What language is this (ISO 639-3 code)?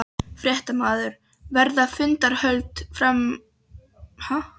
isl